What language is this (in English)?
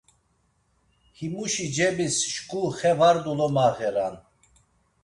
Laz